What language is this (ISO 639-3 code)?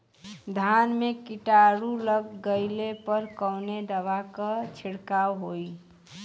bho